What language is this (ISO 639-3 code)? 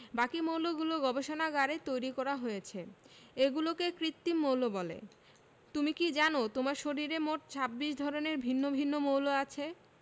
ben